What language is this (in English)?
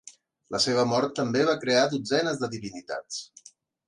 Catalan